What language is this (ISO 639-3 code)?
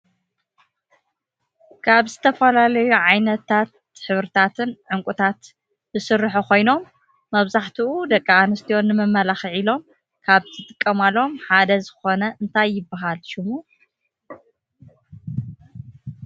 tir